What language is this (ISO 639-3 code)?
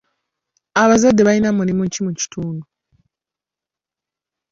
lug